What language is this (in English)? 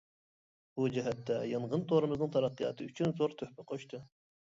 Uyghur